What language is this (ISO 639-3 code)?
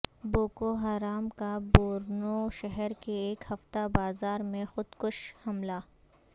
urd